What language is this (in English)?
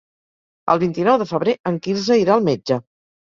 Catalan